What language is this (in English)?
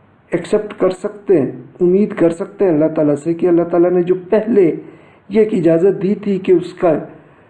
Urdu